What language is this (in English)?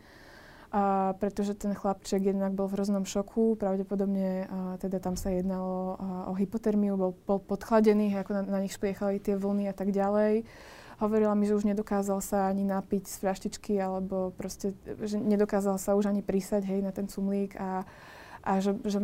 Slovak